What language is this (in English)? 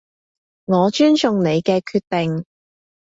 Cantonese